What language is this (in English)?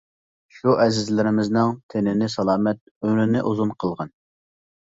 Uyghur